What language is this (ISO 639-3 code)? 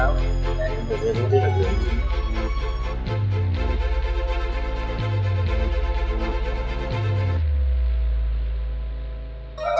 vie